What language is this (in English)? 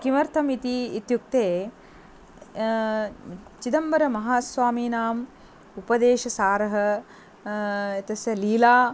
Sanskrit